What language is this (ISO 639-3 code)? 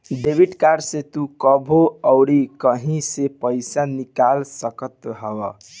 bho